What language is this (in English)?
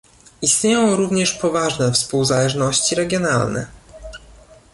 Polish